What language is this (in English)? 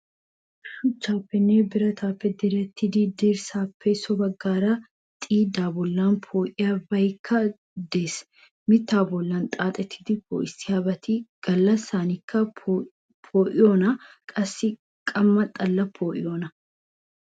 Wolaytta